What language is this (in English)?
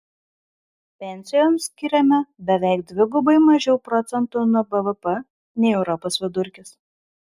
Lithuanian